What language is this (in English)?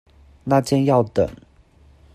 Chinese